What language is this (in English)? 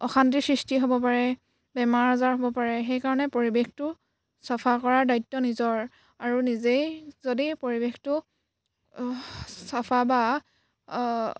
Assamese